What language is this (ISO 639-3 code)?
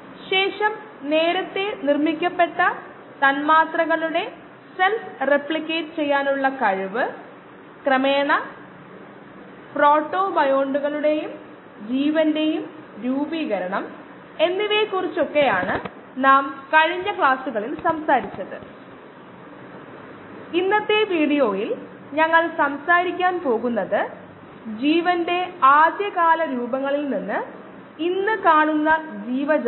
mal